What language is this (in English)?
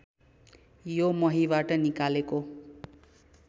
Nepali